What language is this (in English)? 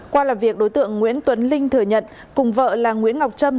Vietnamese